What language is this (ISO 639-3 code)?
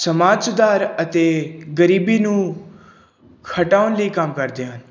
pan